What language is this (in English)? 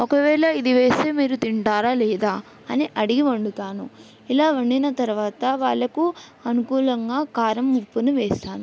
Telugu